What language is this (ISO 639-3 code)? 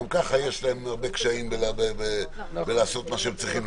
heb